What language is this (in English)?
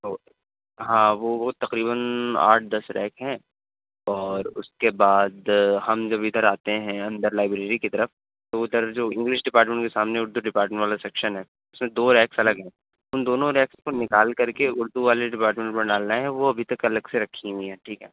Urdu